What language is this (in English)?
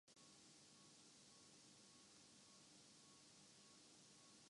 Urdu